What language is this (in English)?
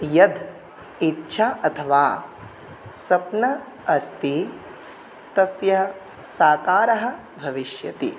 Sanskrit